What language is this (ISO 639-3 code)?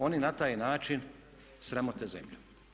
hrv